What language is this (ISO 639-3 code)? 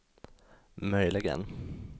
swe